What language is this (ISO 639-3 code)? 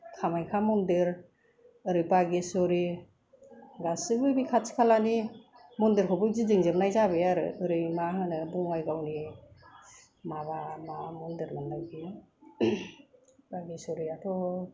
brx